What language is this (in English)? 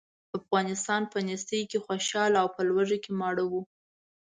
Pashto